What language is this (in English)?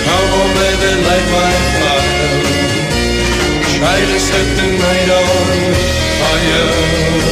Greek